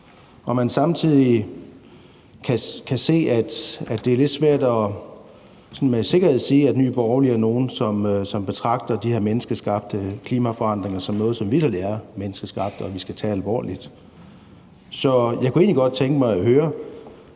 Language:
Danish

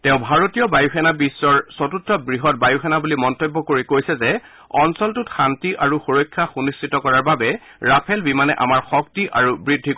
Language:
Assamese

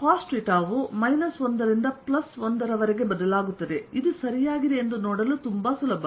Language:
Kannada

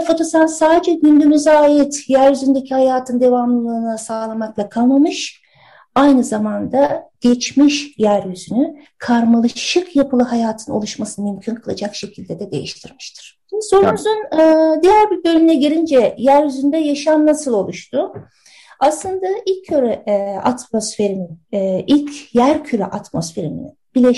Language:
Turkish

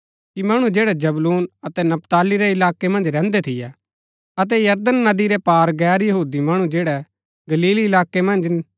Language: Gaddi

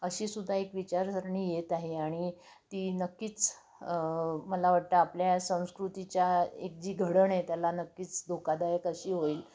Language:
Marathi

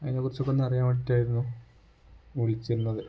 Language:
Malayalam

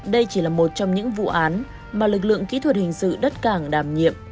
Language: Vietnamese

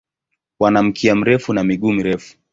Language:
Swahili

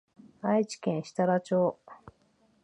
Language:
Japanese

